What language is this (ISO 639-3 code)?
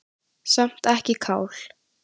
isl